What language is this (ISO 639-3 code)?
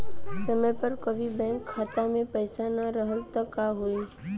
bho